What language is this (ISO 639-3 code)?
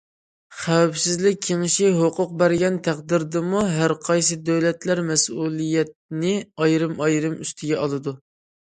uig